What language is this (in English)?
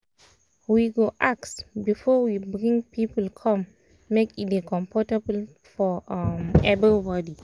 Nigerian Pidgin